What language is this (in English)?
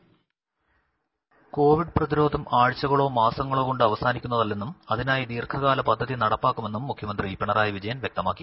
Malayalam